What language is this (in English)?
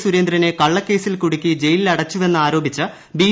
Malayalam